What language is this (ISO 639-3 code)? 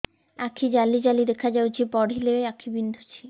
ori